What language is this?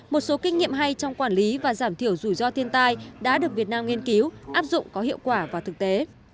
Vietnamese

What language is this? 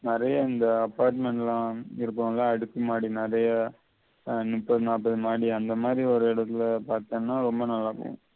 Tamil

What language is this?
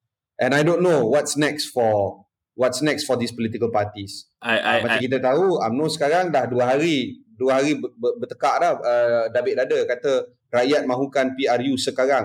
Malay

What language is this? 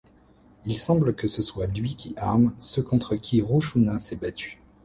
French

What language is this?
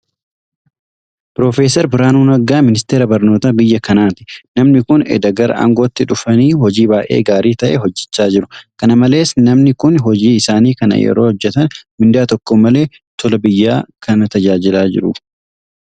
Oromo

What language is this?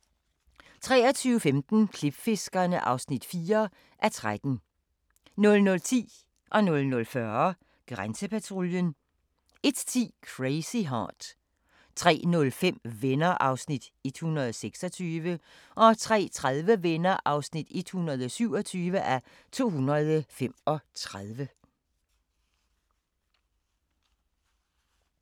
Danish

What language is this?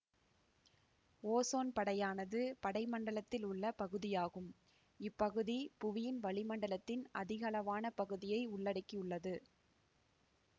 Tamil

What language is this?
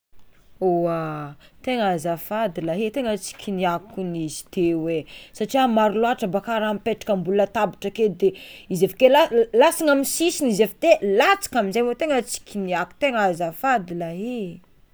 Tsimihety Malagasy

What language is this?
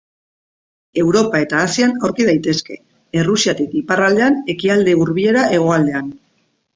Basque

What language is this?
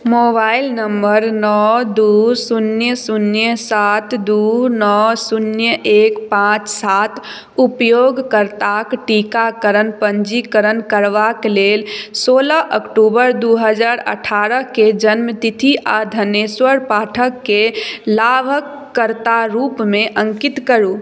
Maithili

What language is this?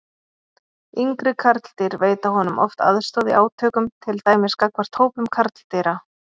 Icelandic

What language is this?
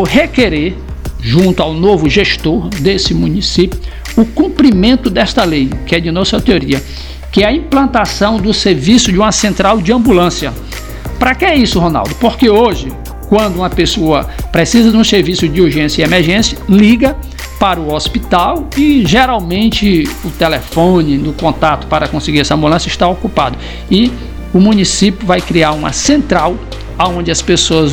Portuguese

